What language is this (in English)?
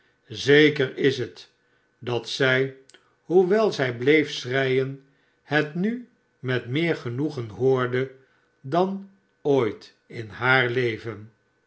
Dutch